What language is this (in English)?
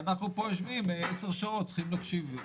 Hebrew